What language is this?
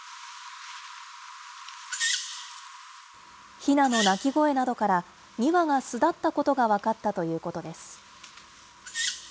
Japanese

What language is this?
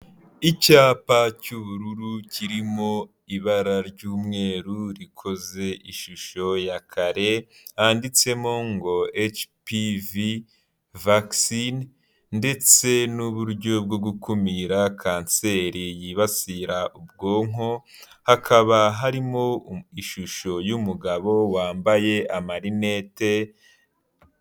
Kinyarwanda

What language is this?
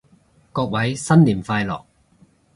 Cantonese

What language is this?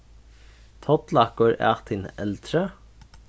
Faroese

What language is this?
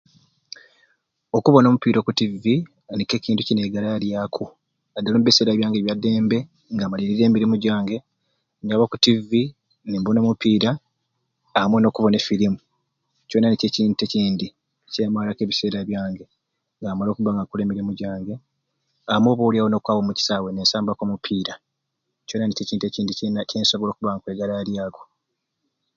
Ruuli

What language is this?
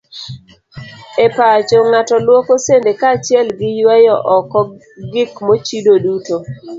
Luo (Kenya and Tanzania)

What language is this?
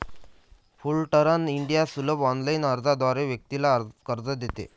Marathi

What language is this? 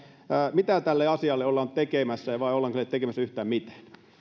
Finnish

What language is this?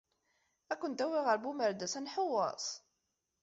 Kabyle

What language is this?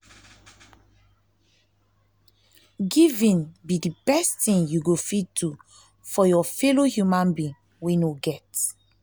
Nigerian Pidgin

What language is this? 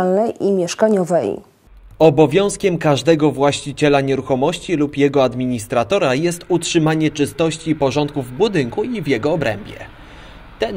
Polish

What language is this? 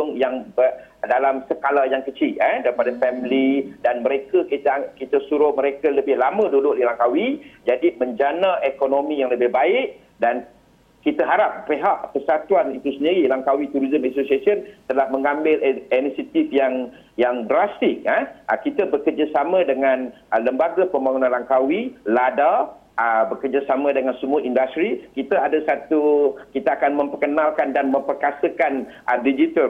Malay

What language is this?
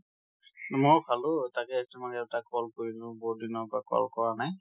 Assamese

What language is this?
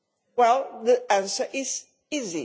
English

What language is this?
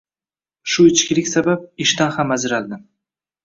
Uzbek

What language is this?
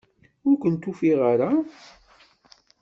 Kabyle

